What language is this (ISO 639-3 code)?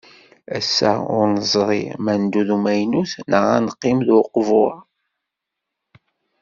kab